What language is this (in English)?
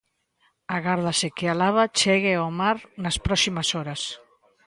Galician